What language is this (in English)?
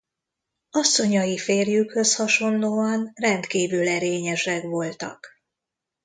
Hungarian